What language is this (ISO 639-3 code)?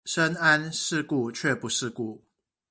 zho